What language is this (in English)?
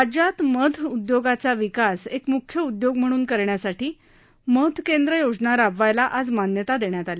Marathi